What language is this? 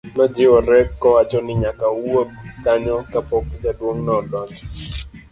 Luo (Kenya and Tanzania)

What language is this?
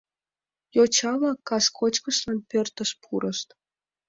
Mari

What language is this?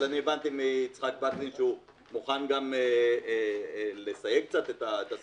Hebrew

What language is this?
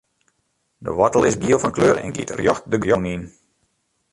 Western Frisian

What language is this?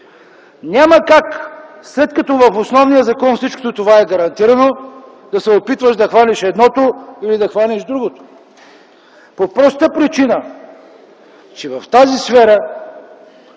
Bulgarian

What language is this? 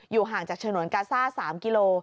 Thai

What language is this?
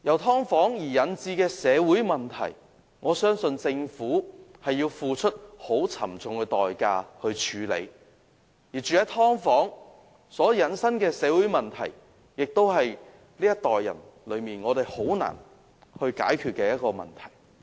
Cantonese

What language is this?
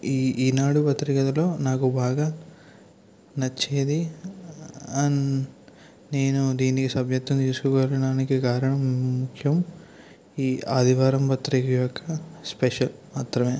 Telugu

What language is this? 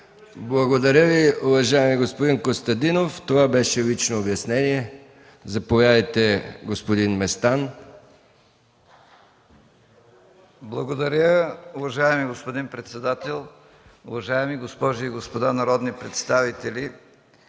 Bulgarian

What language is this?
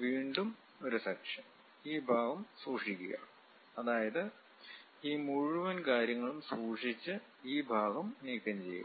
Malayalam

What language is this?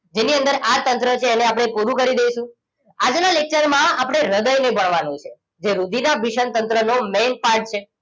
Gujarati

